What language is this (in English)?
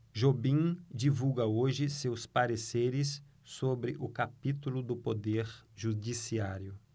Portuguese